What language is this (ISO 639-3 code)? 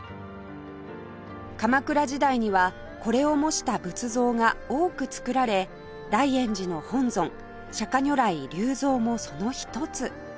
jpn